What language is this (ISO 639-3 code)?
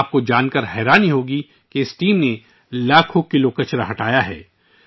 urd